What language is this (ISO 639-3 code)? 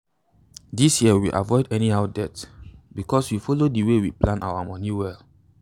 pcm